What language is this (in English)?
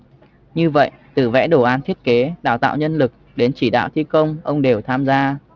Vietnamese